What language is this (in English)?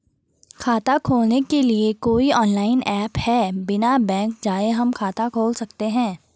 Hindi